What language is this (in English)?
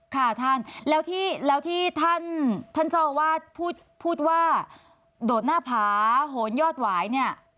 Thai